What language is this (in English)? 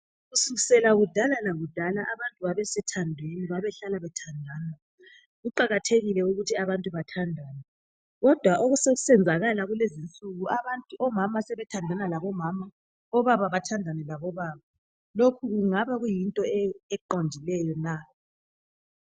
North Ndebele